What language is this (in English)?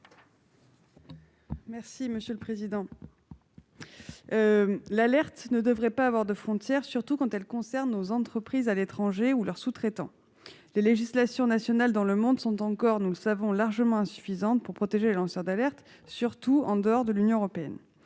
French